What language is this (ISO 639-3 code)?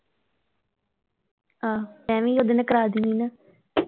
pan